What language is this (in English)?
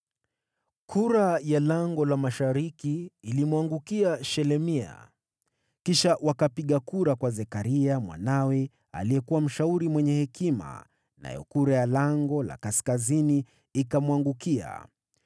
Swahili